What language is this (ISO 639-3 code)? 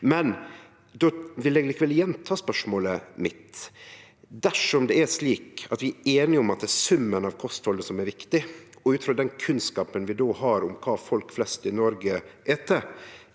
nor